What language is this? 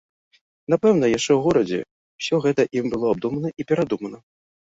Belarusian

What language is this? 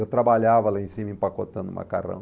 Portuguese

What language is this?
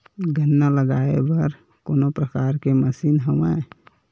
Chhattisgarhi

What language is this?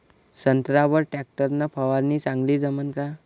Marathi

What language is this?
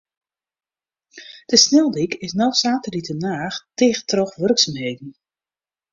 Western Frisian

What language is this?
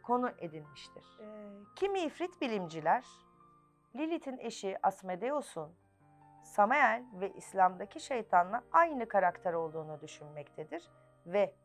Turkish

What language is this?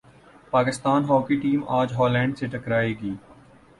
Urdu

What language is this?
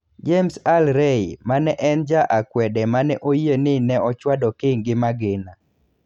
Luo (Kenya and Tanzania)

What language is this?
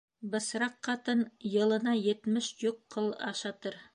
Bashkir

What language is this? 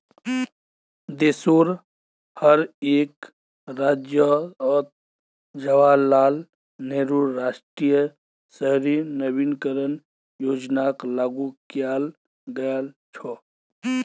Magahi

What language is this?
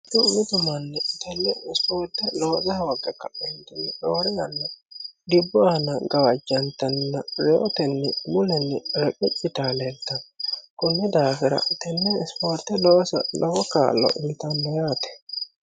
Sidamo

